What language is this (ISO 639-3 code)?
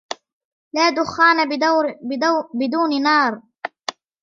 ara